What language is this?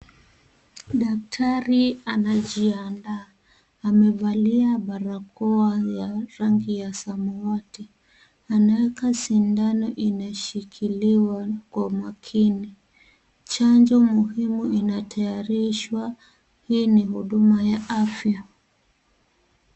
Swahili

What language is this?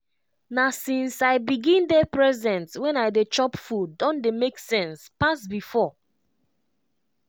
Nigerian Pidgin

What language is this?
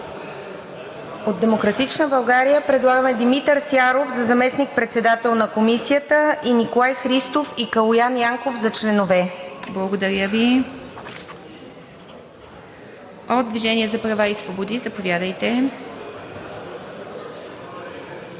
Bulgarian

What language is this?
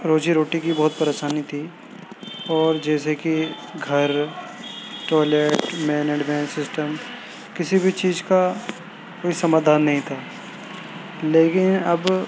Urdu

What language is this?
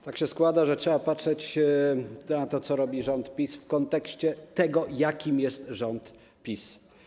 Polish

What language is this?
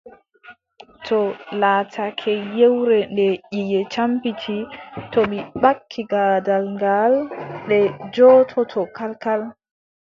Adamawa Fulfulde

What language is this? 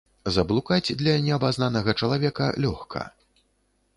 Belarusian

